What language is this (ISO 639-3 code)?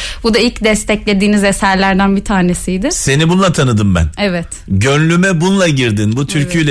tur